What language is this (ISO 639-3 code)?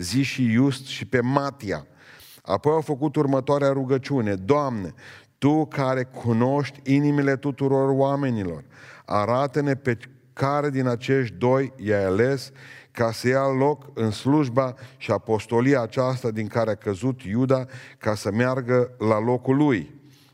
ron